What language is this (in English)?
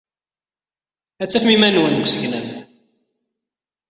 Kabyle